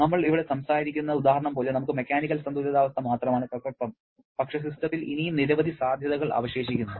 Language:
Malayalam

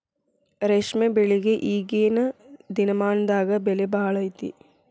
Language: Kannada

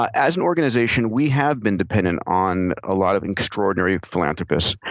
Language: English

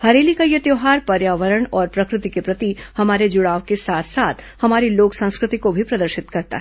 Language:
Hindi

